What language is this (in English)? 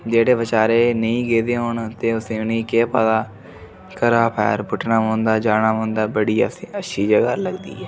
Dogri